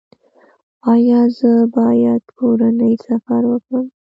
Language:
Pashto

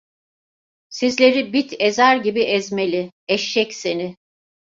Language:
Turkish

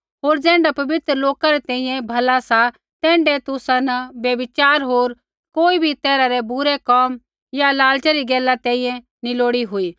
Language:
Kullu Pahari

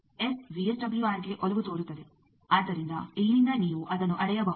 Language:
Kannada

